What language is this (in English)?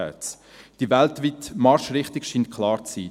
Swiss German